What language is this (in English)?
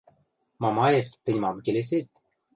Western Mari